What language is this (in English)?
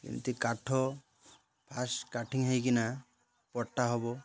Odia